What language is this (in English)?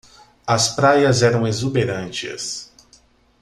Portuguese